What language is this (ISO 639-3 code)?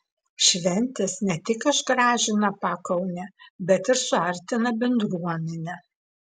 lit